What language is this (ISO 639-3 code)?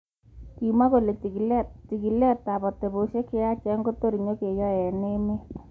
kln